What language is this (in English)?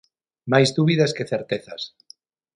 Galician